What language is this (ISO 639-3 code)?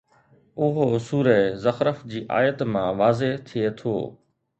snd